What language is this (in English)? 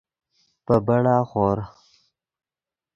Yidgha